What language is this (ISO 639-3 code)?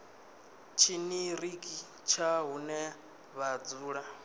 ven